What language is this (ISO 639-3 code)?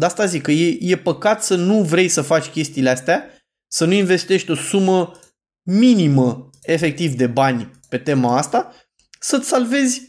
ron